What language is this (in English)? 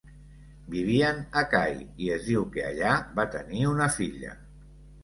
Catalan